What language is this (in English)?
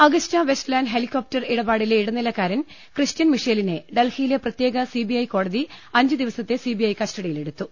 Malayalam